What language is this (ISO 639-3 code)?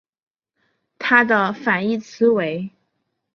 zho